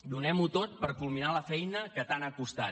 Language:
Catalan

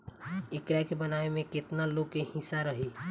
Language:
Bhojpuri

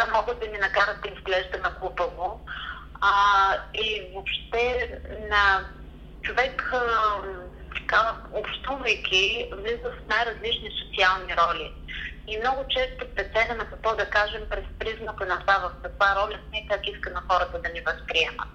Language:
Bulgarian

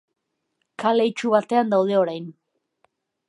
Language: Basque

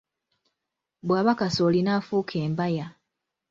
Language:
Ganda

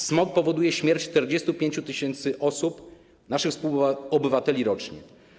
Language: Polish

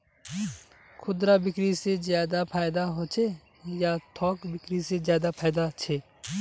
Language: Magahi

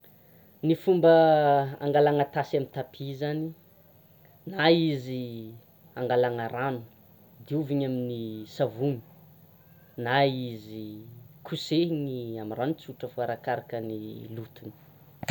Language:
Tsimihety Malagasy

